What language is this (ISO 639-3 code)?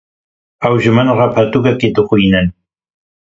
kur